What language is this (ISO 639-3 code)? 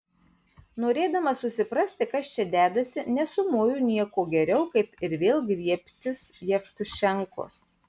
lit